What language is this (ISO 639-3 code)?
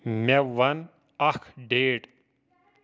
kas